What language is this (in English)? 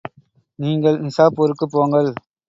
Tamil